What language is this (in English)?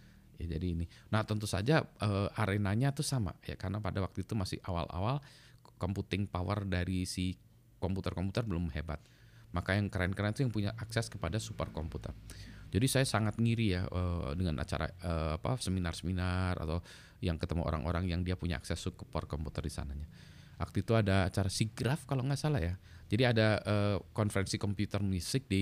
Indonesian